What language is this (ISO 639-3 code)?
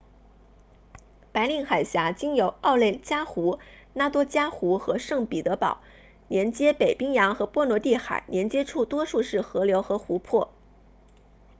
zho